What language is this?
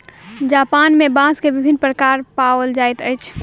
Maithili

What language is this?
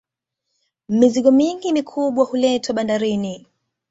Swahili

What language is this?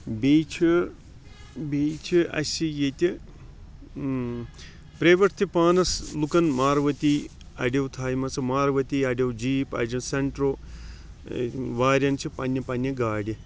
Kashmiri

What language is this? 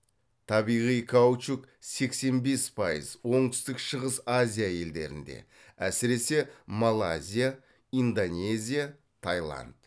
Kazakh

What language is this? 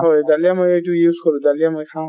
Assamese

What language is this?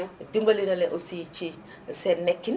Wolof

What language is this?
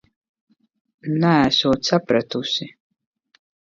Latvian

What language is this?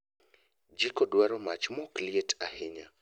Luo (Kenya and Tanzania)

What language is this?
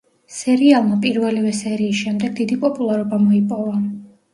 Georgian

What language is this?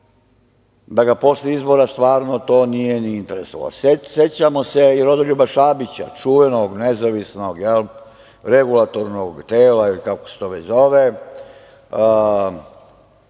Serbian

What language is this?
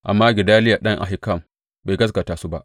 Hausa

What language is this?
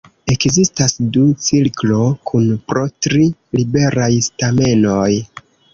Esperanto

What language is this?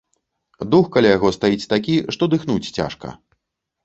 Belarusian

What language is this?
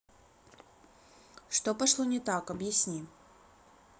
Russian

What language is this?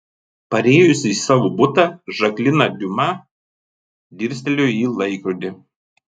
Lithuanian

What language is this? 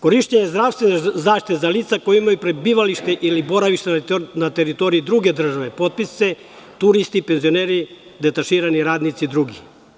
Serbian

